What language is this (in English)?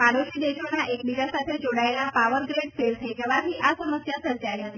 Gujarati